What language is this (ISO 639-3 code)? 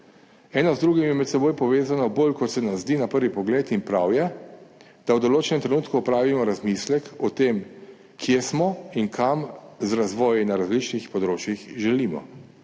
slv